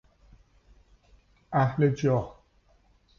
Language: Persian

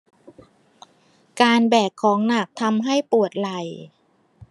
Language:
Thai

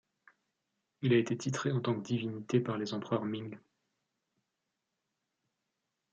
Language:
French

